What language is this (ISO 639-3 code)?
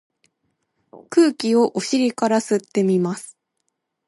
jpn